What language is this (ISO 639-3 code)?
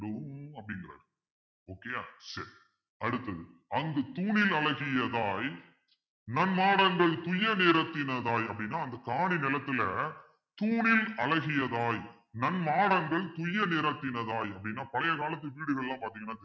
tam